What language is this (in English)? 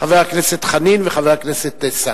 Hebrew